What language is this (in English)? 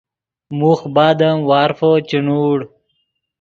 Yidgha